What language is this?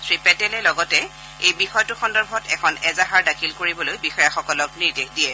Assamese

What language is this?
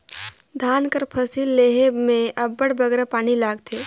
Chhattisgarhi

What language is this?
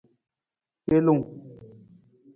Nawdm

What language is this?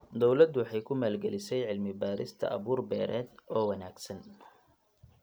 Somali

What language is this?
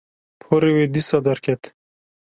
Kurdish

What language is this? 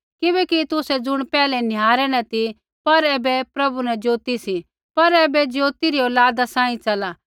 Kullu Pahari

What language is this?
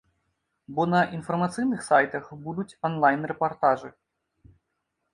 Belarusian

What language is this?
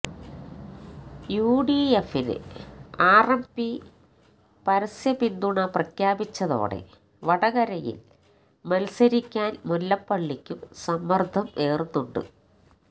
Malayalam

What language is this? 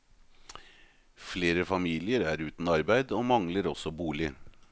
Norwegian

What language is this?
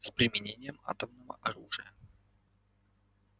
Russian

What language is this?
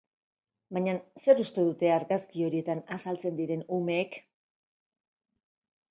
Basque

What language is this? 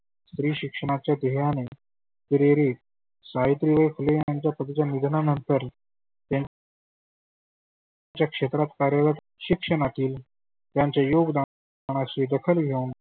Marathi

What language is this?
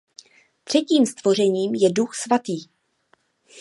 Czech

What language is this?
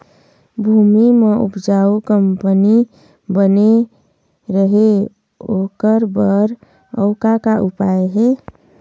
Chhattisgarhi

